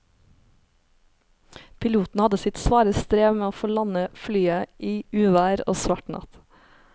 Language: Norwegian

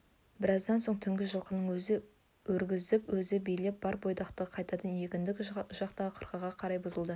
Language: Kazakh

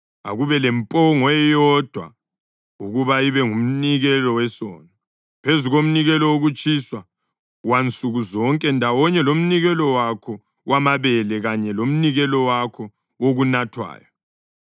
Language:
North Ndebele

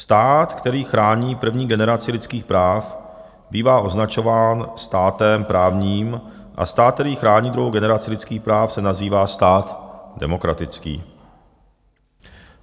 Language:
Czech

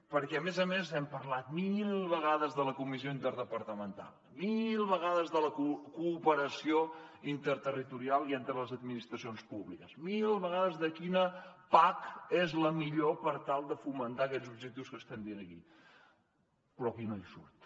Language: Catalan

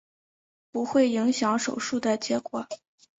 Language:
Chinese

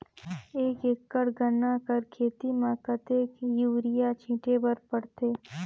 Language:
Chhattisgarhi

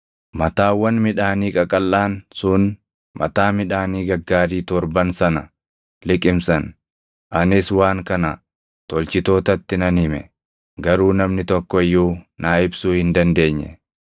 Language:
Oromo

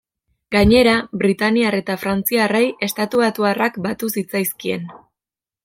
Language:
Basque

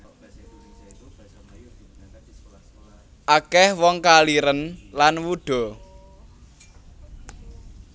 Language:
Javanese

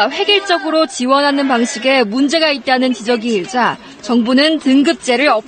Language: Korean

